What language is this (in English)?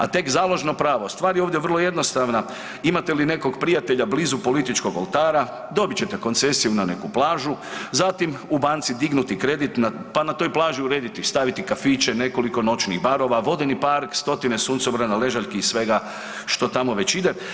Croatian